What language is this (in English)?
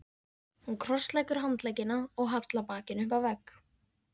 Icelandic